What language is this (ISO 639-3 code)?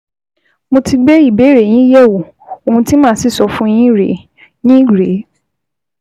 yor